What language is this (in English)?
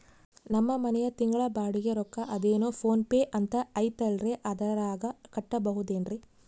Kannada